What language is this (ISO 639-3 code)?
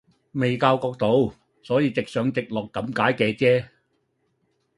yue